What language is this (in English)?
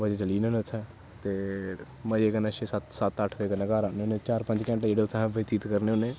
Dogri